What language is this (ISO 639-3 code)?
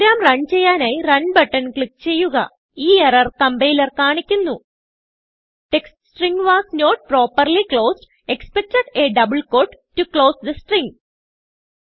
mal